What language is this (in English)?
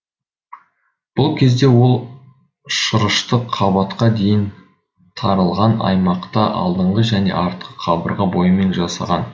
Kazakh